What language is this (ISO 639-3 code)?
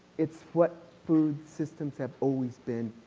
eng